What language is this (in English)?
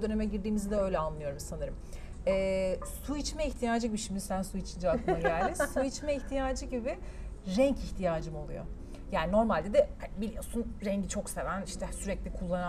Turkish